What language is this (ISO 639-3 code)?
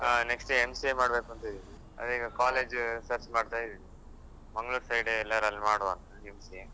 kan